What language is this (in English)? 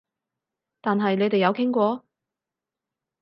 Cantonese